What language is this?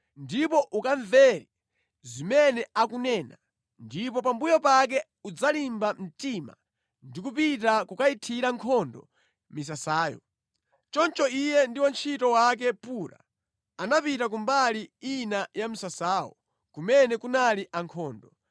Nyanja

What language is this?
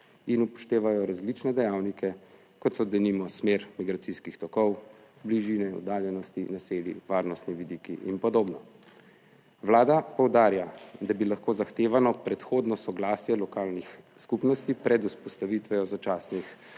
Slovenian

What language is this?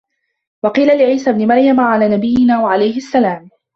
Arabic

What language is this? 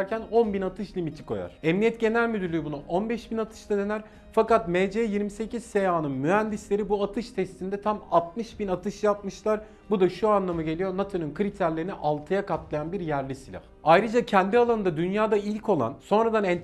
Turkish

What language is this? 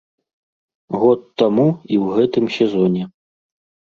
Belarusian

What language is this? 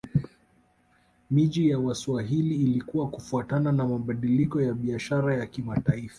Swahili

